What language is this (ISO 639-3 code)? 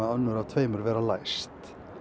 isl